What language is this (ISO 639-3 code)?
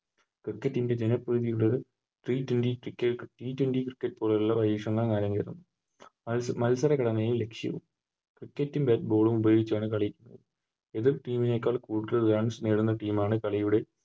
mal